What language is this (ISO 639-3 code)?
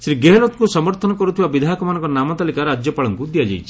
ori